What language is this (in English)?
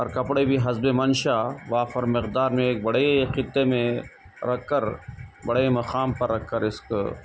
Urdu